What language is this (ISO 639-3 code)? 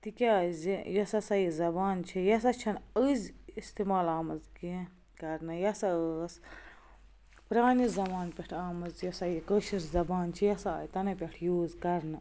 kas